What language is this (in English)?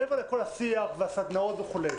Hebrew